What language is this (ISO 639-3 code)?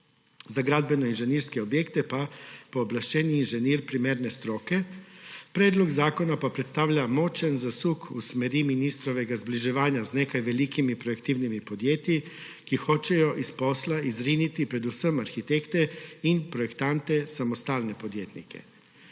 slv